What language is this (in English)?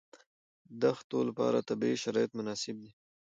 Pashto